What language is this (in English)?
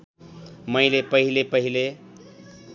Nepali